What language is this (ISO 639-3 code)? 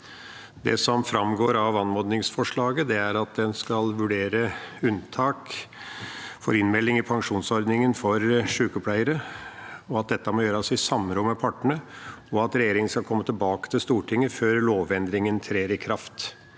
nor